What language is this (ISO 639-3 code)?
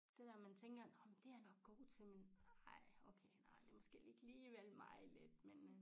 dan